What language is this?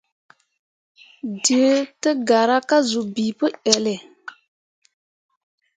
Mundang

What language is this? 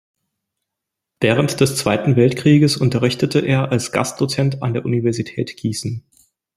German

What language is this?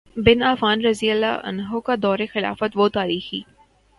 Urdu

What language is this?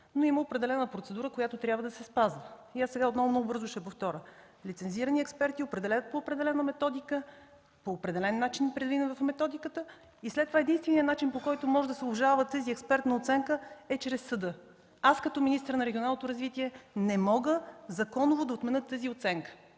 Bulgarian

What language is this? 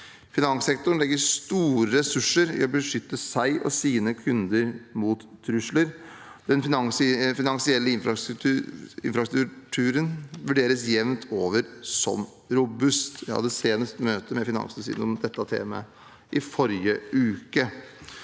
Norwegian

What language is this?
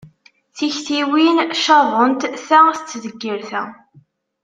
Kabyle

